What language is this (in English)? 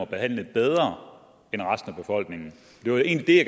Danish